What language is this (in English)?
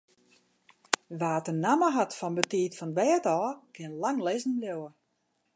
Western Frisian